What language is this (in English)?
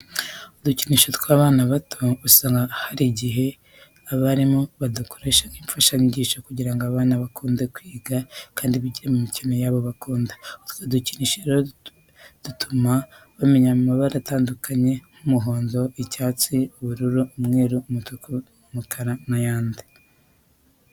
Kinyarwanda